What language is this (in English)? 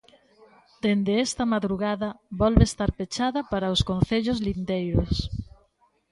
Galician